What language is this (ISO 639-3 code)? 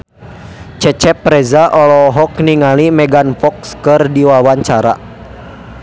sun